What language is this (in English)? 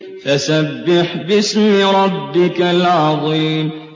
Arabic